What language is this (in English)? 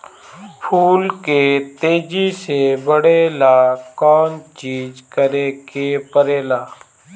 Bhojpuri